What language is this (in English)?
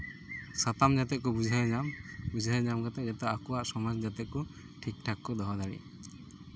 Santali